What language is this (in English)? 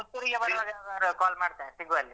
Kannada